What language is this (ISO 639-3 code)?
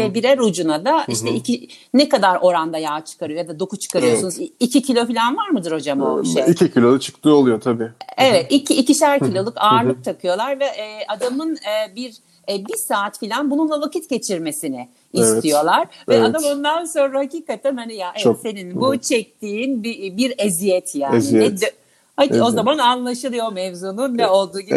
tur